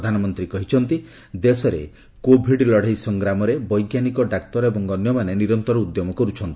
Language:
Odia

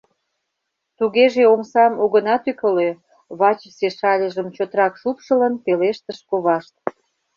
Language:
Mari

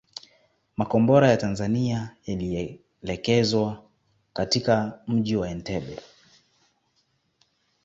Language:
Swahili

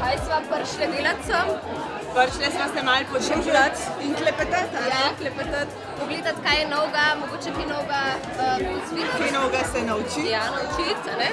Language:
Slovenian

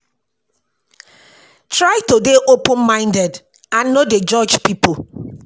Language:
Nigerian Pidgin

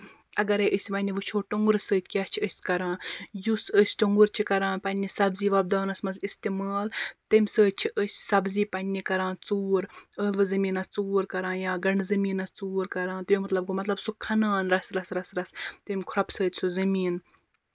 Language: Kashmiri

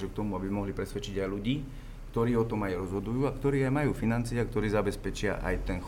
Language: Slovak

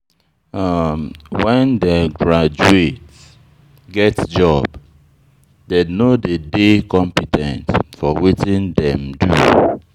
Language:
Nigerian Pidgin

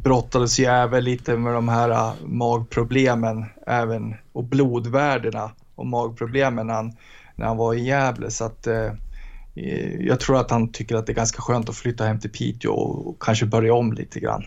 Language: Swedish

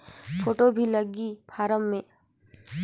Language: Chhattisgarhi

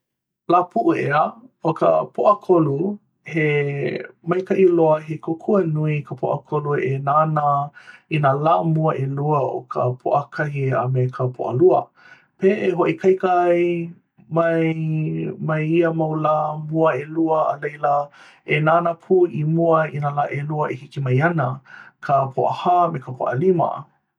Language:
Hawaiian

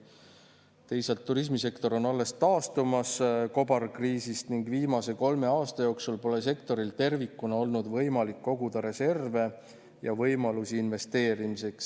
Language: Estonian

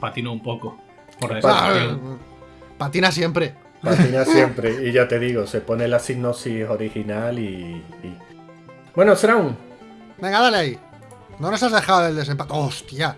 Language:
Spanish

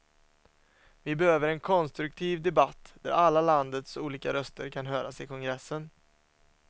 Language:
Swedish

